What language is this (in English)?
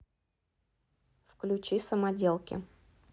Russian